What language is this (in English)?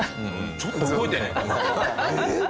Japanese